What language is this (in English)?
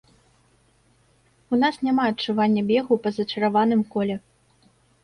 Belarusian